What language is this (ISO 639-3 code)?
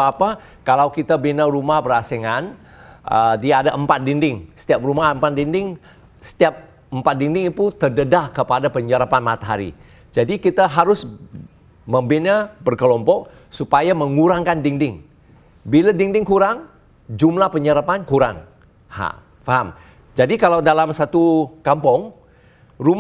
msa